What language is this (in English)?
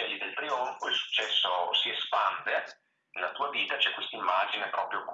Italian